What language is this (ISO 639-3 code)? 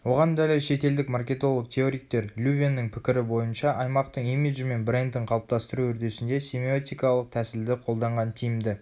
kaz